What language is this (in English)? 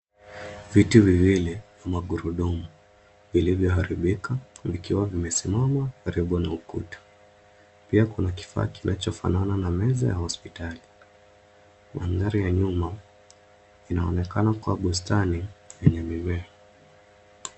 Swahili